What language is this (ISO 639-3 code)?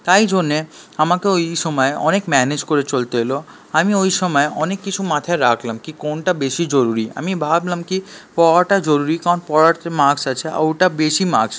ben